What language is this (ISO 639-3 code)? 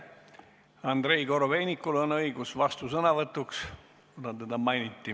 est